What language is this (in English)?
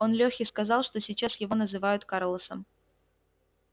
Russian